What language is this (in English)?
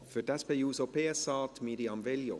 Swiss German